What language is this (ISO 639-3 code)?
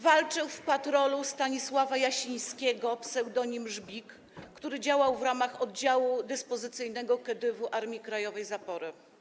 pol